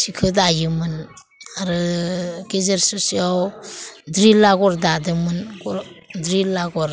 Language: Bodo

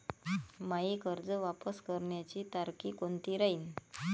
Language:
Marathi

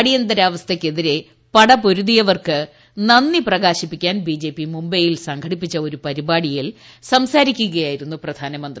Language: Malayalam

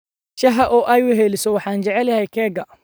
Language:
Somali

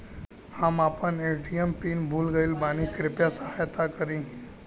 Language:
Bhojpuri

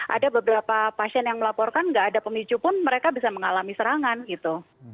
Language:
Indonesian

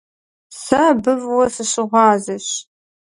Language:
Kabardian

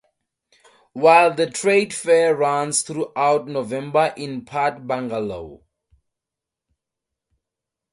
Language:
English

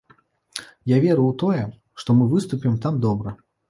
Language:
Belarusian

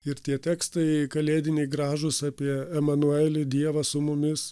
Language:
Lithuanian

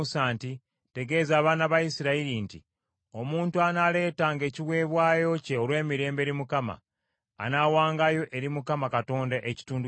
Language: Ganda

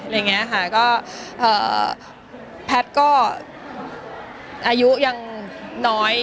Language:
Thai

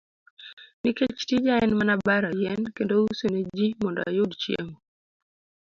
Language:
Luo (Kenya and Tanzania)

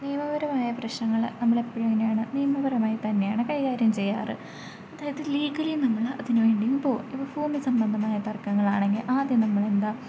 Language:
Malayalam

